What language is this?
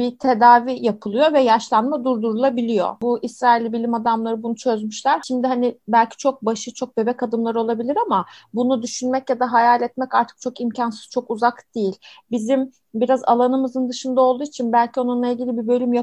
Turkish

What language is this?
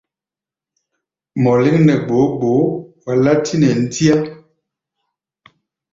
Gbaya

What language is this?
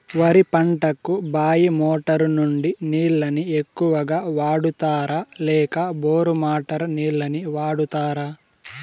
Telugu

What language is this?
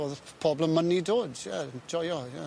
Welsh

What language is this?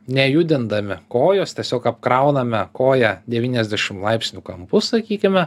Lithuanian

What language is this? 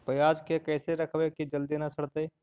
Magahi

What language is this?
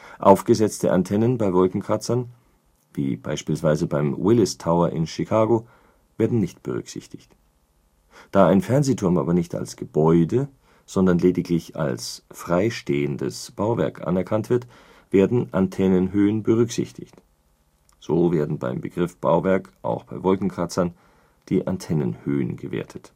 German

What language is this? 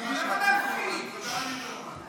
Hebrew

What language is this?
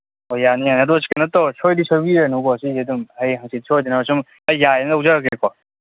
Manipuri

